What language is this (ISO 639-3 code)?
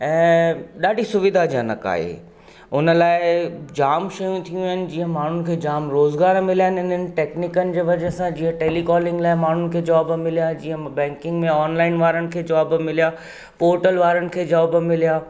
snd